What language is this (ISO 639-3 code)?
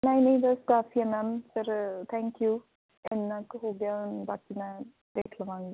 pan